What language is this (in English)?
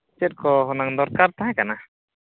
Santali